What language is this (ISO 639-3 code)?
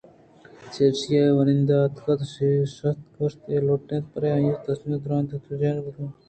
bgp